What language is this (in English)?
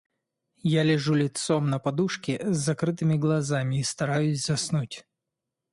Russian